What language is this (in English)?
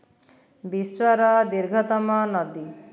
Odia